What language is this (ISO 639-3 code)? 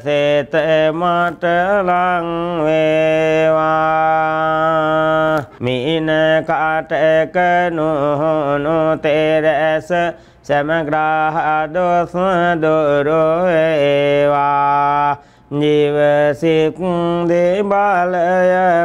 tha